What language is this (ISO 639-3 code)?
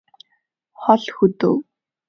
mon